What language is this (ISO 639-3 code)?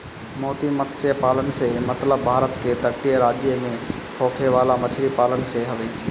bho